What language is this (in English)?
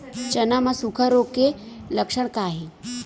Chhattisgarhi